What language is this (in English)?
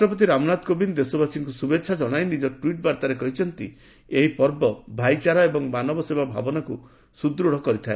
Odia